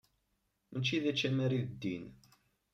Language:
Kabyle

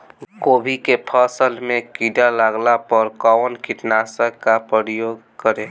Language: Bhojpuri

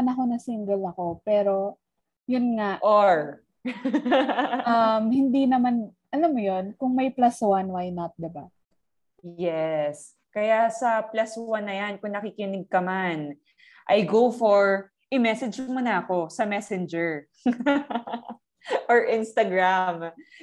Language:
Filipino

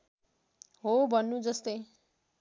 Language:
Nepali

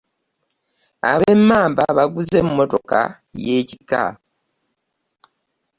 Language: Ganda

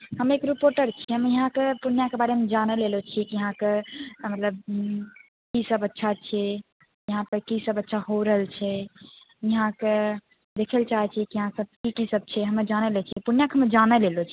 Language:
Maithili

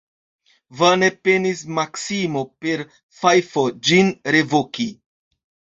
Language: Esperanto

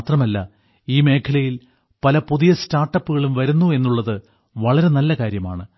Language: Malayalam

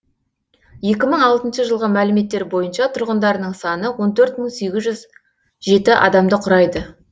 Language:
Kazakh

